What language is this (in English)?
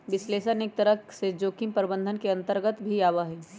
Magahi